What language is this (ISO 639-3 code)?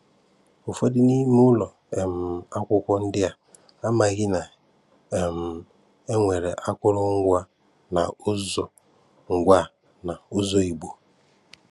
ibo